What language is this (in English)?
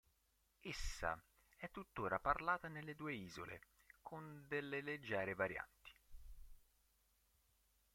Italian